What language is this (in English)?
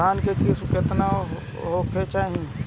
Bhojpuri